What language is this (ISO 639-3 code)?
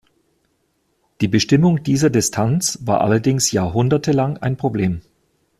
deu